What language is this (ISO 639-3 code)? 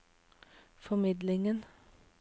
nor